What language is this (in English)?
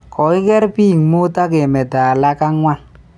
Kalenjin